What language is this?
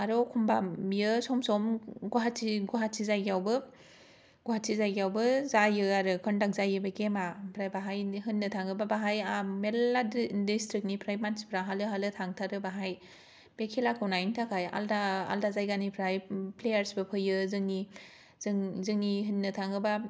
Bodo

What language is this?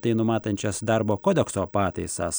Lithuanian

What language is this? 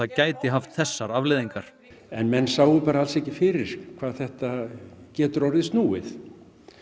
Icelandic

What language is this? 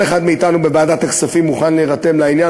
Hebrew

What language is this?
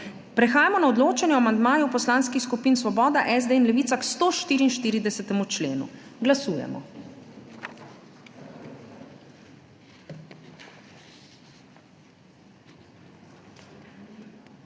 Slovenian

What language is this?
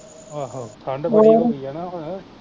Punjabi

